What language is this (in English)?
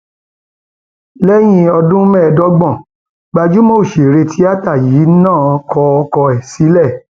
Yoruba